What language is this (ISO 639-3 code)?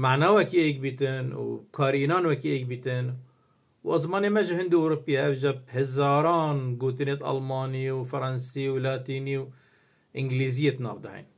ara